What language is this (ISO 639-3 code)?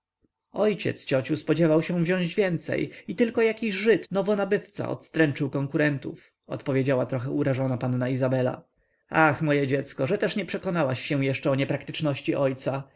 pol